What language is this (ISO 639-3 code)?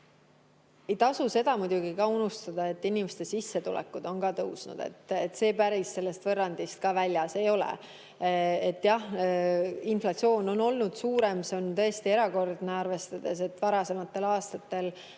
est